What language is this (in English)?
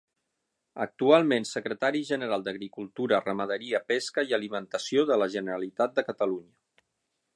Catalan